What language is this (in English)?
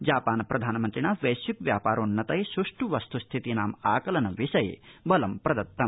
Sanskrit